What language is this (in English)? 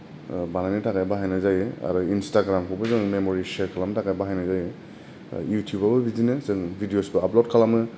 Bodo